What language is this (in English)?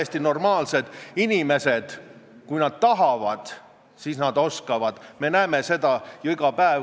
Estonian